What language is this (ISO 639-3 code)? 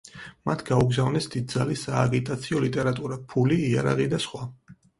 kat